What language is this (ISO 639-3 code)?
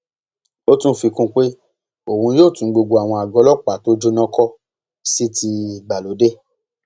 yor